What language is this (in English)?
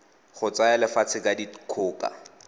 Tswana